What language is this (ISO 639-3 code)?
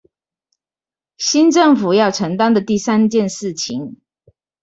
zho